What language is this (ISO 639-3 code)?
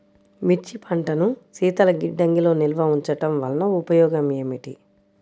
tel